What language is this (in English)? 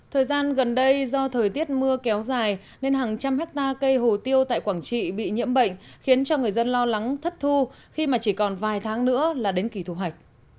Vietnamese